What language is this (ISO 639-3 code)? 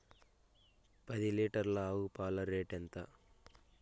tel